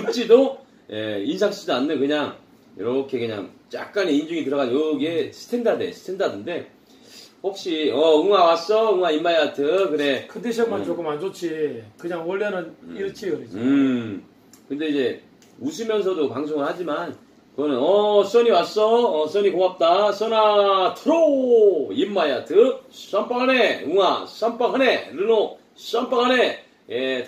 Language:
Korean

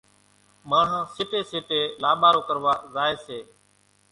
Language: Kachi Koli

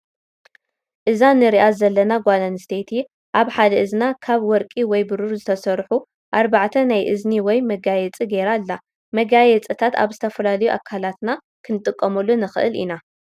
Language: Tigrinya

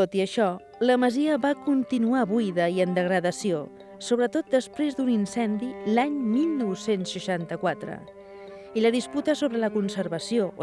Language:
Spanish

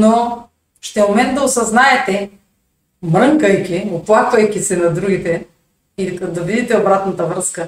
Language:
Bulgarian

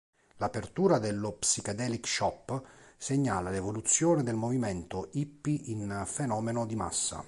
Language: Italian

